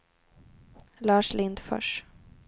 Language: Swedish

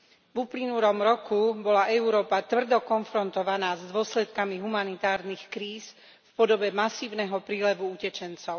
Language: Slovak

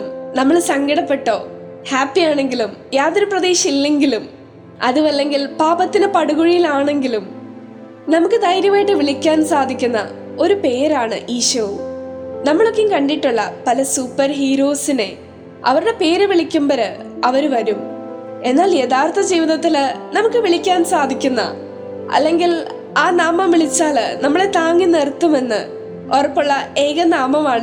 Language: Malayalam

